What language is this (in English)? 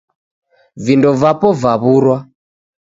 Taita